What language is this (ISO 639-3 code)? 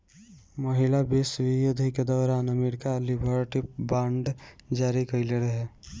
bho